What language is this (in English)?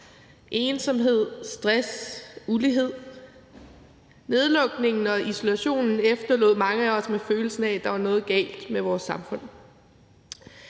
Danish